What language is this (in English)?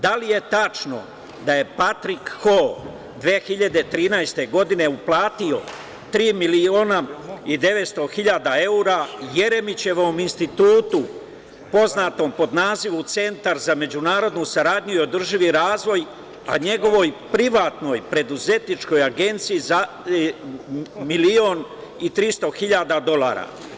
Serbian